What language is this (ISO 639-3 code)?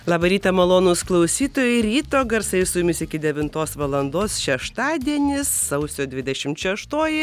lit